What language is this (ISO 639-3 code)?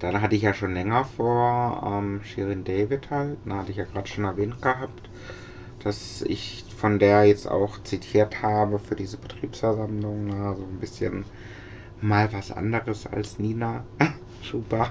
deu